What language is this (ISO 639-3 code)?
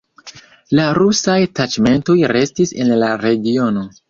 epo